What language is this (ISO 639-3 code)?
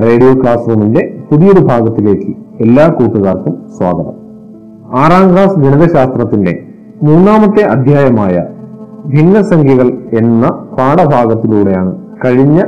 mal